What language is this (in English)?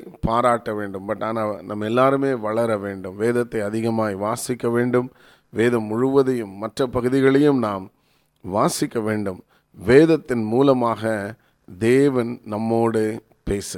Tamil